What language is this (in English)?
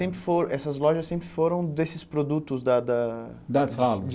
Portuguese